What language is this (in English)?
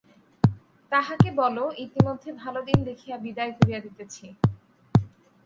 Bangla